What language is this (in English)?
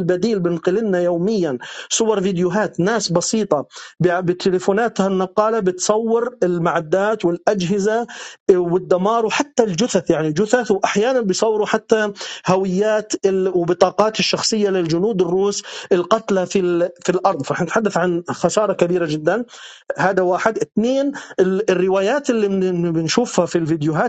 Arabic